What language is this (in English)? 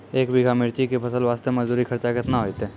Maithili